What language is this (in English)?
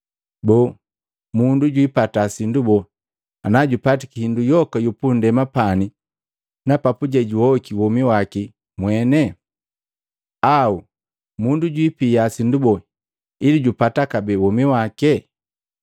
Matengo